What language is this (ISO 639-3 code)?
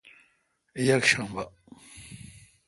xka